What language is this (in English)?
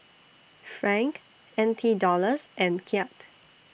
English